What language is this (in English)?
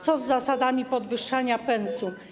Polish